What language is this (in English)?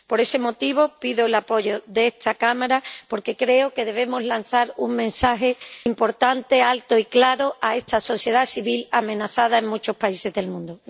Spanish